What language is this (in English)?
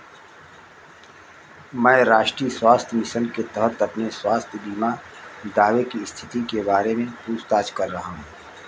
Hindi